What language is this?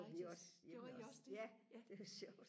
Danish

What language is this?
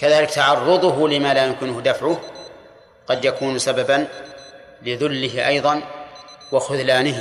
Arabic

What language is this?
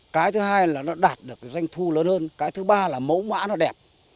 Vietnamese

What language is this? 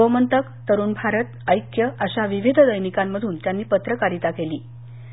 Marathi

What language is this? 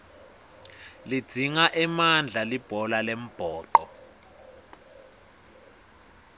Swati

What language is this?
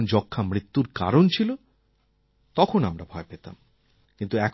Bangla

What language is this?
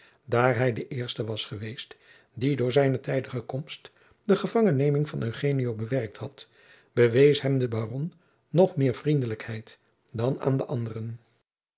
Dutch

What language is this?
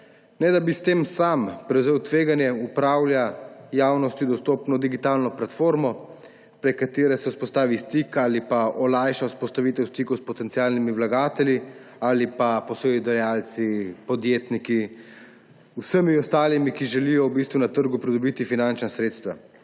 Slovenian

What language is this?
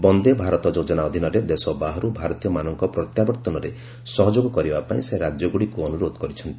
Odia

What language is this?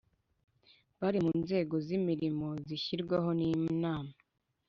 Kinyarwanda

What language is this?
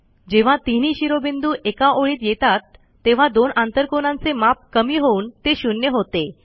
Marathi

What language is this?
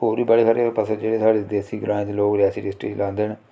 Dogri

